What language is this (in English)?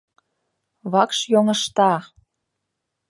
Mari